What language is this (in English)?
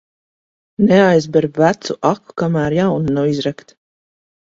Latvian